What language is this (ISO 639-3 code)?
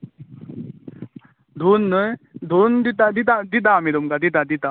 kok